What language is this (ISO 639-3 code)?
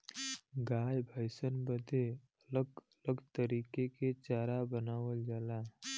bho